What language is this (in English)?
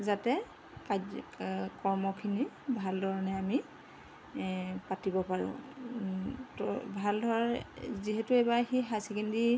Assamese